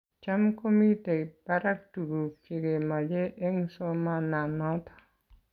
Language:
Kalenjin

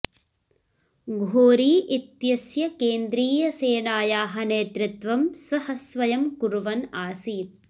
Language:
Sanskrit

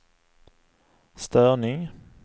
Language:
Swedish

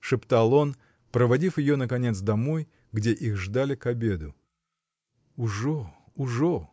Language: Russian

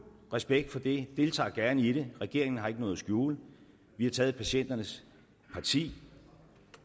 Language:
Danish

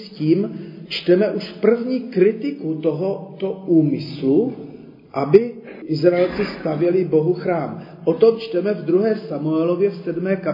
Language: Czech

